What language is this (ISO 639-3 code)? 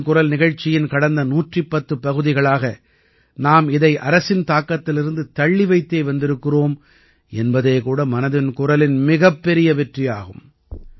tam